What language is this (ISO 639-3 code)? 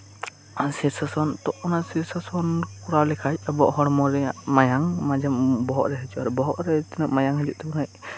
sat